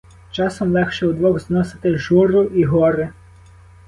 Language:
Ukrainian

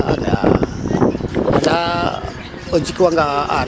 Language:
Serer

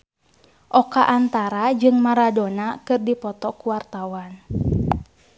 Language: Sundanese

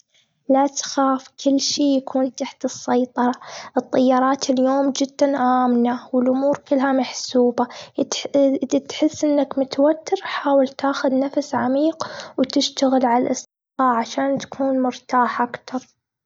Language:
Gulf Arabic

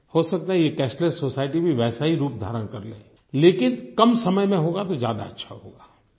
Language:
Hindi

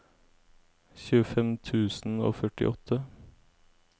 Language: Norwegian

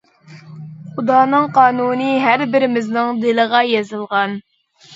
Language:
Uyghur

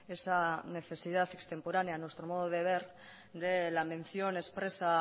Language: Spanish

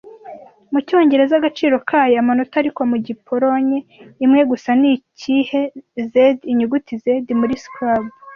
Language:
Kinyarwanda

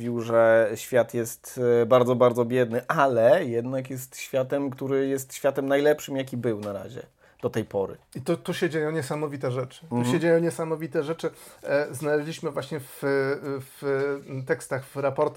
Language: Polish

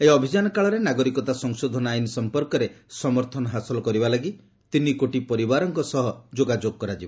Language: Odia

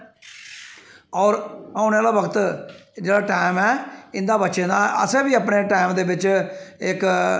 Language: Dogri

